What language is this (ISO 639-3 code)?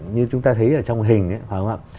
vie